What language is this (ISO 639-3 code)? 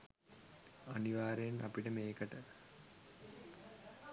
sin